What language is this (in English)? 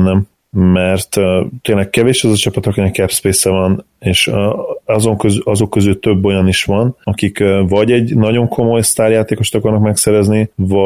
Hungarian